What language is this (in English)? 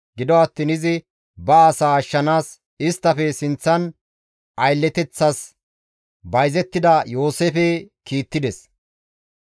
Gamo